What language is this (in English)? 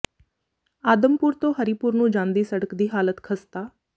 Punjabi